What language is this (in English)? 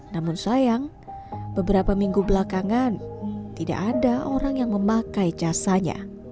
Indonesian